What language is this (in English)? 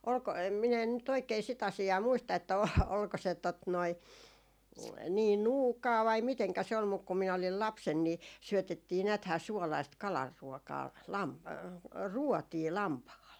Finnish